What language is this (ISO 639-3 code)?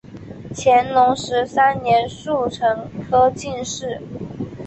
zho